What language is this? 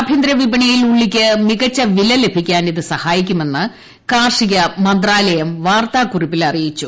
Malayalam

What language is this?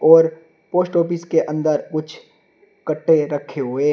Hindi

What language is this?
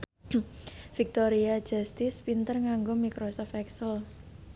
Javanese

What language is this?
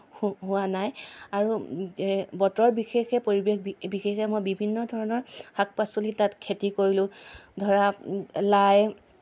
Assamese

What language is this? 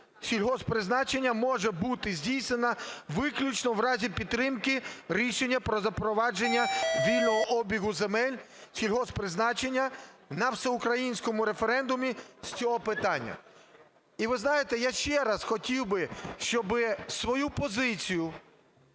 Ukrainian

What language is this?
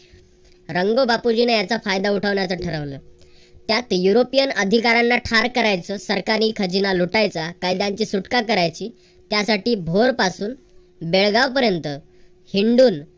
Marathi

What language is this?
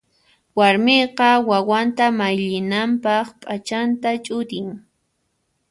Puno Quechua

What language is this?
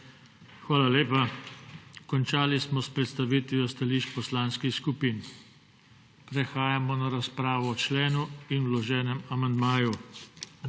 Slovenian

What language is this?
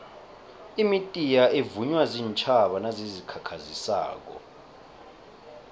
South Ndebele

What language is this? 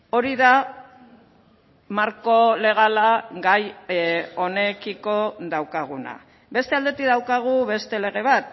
Basque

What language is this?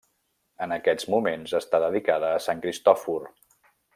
Catalan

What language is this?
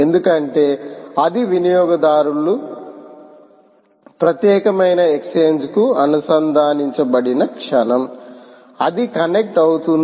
Telugu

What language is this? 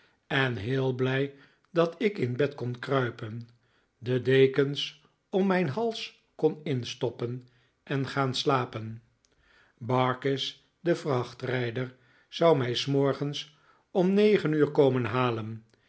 Dutch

